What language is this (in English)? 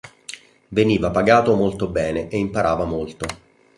Italian